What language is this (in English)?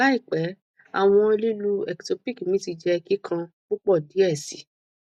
Yoruba